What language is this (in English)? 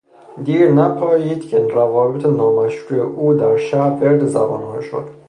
Persian